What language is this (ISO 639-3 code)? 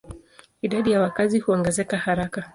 swa